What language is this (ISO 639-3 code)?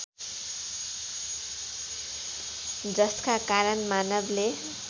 nep